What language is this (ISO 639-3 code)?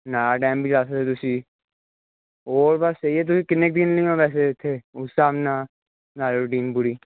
pan